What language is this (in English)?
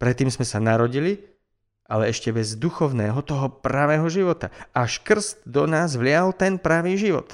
Slovak